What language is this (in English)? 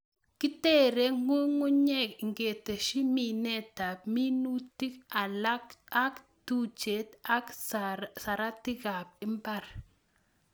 Kalenjin